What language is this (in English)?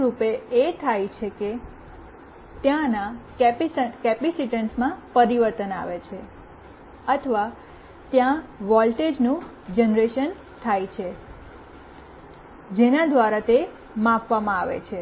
Gujarati